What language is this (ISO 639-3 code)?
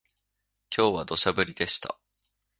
jpn